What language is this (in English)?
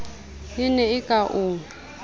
Southern Sotho